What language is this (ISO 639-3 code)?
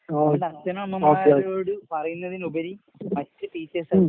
mal